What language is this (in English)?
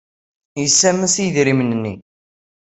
Kabyle